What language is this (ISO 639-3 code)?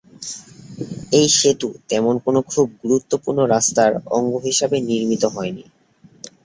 ben